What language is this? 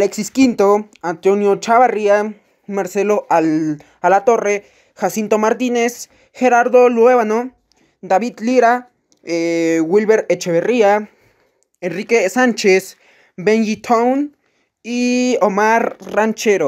Spanish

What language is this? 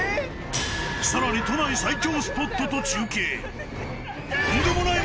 Japanese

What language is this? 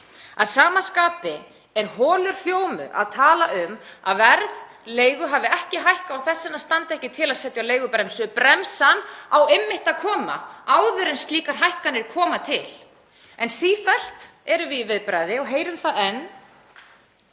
Icelandic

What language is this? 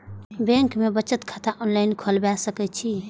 Maithili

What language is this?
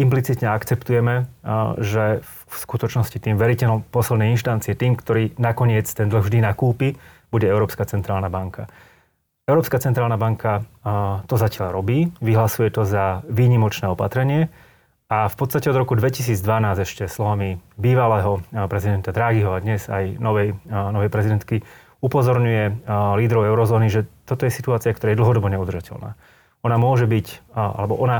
Slovak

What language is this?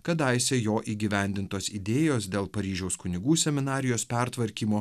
Lithuanian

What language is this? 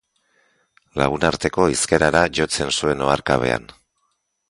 Basque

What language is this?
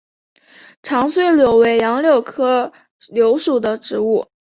Chinese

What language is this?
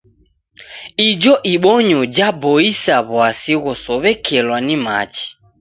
Taita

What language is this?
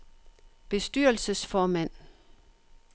Danish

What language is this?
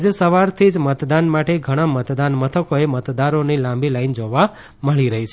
Gujarati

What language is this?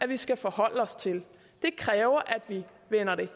Danish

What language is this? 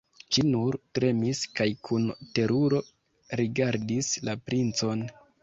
Esperanto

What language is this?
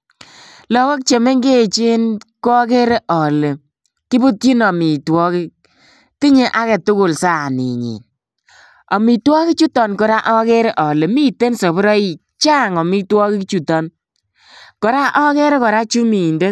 Kalenjin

